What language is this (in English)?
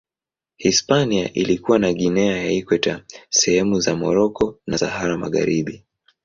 Swahili